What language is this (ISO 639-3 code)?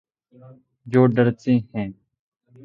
urd